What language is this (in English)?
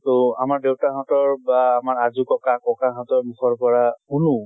Assamese